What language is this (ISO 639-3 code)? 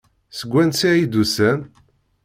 kab